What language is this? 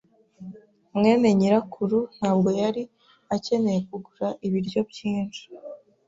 Kinyarwanda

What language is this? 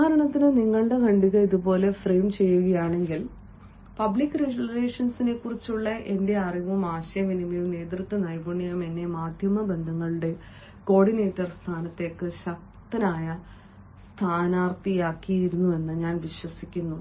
Malayalam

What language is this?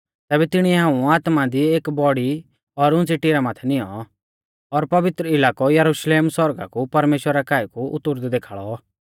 Mahasu Pahari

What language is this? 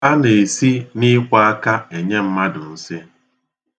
Igbo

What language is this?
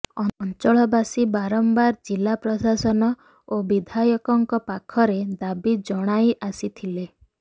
Odia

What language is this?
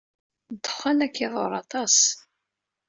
Kabyle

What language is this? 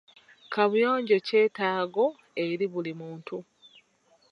Ganda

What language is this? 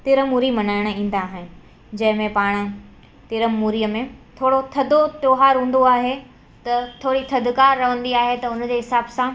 Sindhi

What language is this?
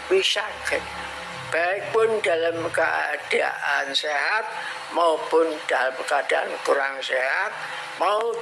Indonesian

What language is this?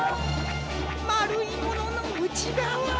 Japanese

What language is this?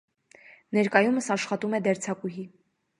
Armenian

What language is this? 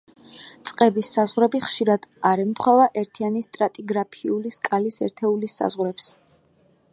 Georgian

